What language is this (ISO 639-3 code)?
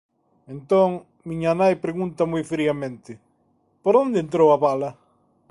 glg